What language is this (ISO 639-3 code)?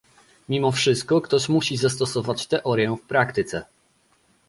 pol